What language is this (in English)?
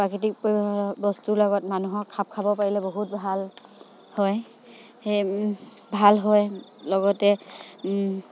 Assamese